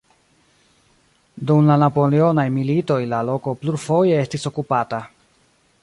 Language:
Esperanto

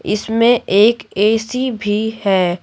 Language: Hindi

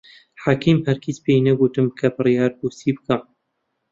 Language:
Central Kurdish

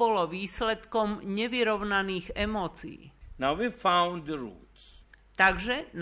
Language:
Slovak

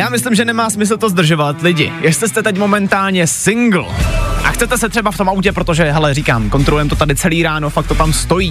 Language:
Czech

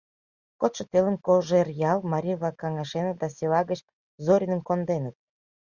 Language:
Mari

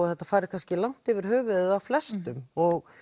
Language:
Icelandic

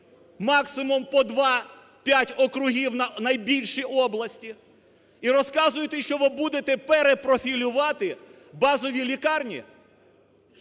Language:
Ukrainian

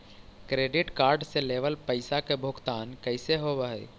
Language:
Magahi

